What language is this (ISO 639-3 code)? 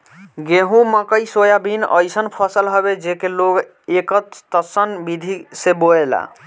bho